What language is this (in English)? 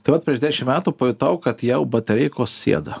Lithuanian